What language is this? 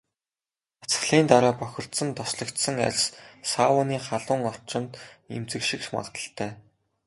Mongolian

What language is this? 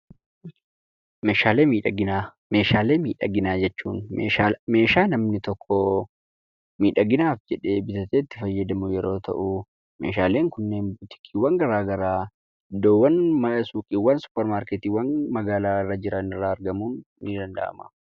Oromo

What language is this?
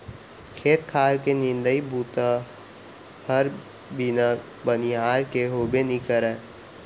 Chhattisgarhi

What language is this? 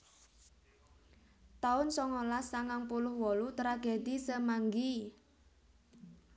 Javanese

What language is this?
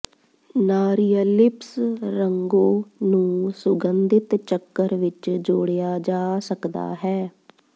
Punjabi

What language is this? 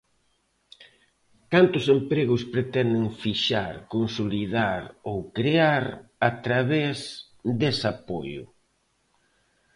Galician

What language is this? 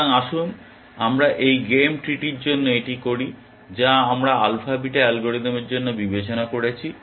Bangla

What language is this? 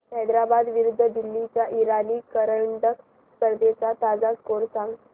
Marathi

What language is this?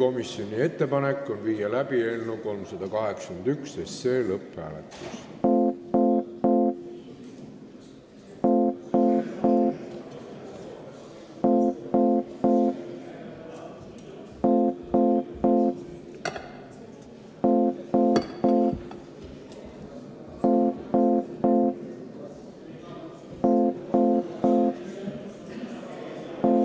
Estonian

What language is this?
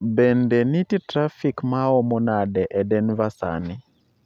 Luo (Kenya and Tanzania)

